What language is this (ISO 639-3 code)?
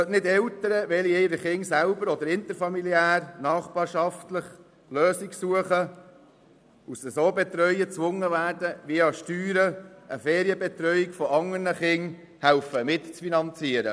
gsw